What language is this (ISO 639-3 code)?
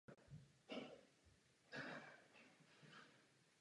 ces